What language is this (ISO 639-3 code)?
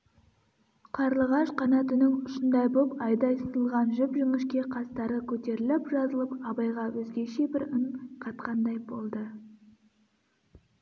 kaz